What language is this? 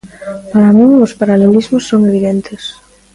Galician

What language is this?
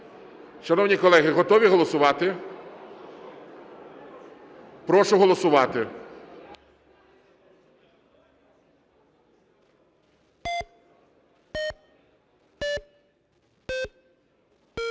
Ukrainian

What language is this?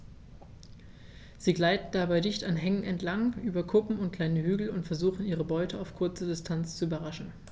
German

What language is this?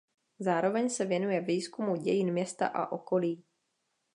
Czech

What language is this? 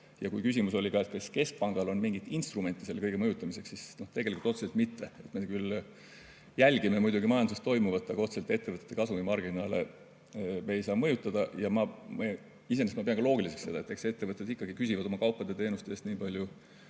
Estonian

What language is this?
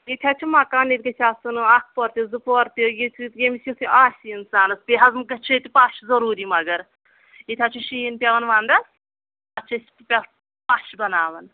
Kashmiri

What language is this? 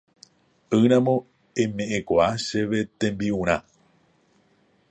Guarani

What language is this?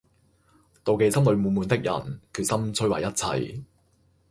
Cantonese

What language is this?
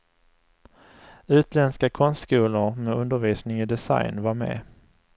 Swedish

